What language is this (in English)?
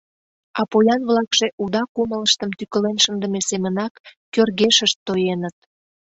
Mari